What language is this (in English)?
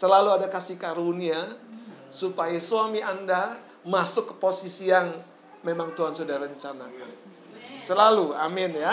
Indonesian